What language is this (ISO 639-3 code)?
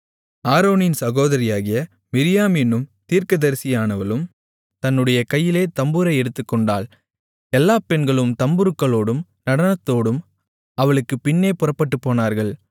tam